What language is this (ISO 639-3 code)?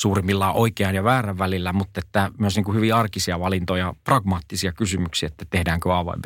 fin